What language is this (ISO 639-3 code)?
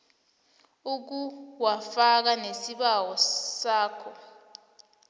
nbl